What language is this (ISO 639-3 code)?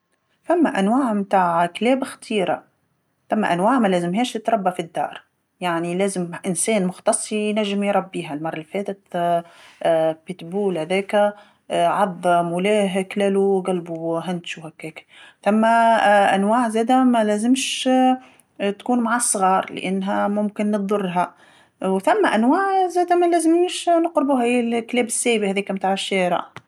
aeb